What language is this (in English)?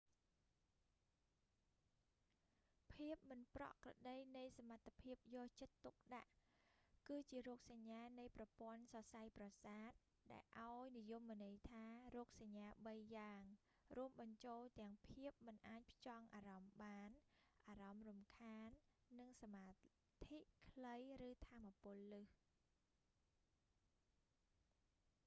Khmer